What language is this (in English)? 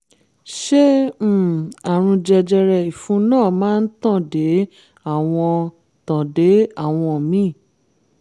Yoruba